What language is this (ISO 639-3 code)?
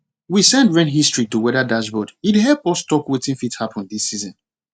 pcm